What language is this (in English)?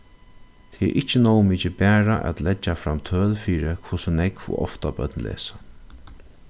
Faroese